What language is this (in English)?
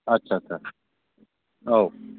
Bodo